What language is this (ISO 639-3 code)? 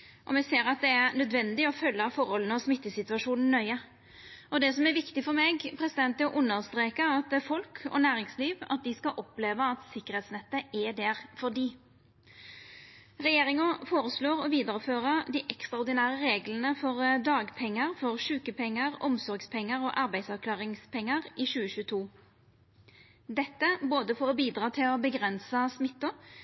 nno